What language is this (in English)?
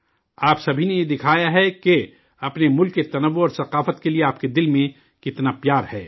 Urdu